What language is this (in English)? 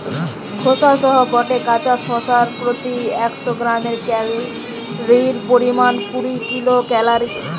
Bangla